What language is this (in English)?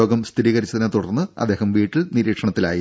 Malayalam